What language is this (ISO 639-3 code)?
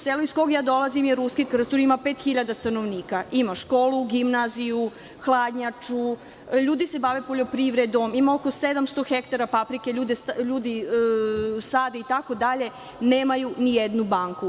srp